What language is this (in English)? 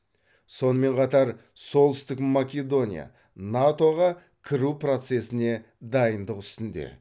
Kazakh